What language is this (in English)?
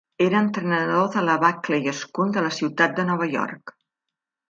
Catalan